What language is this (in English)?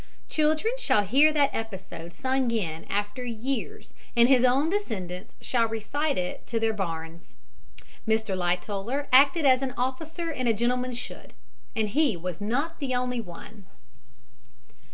English